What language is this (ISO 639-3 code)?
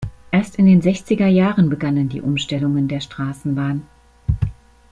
deu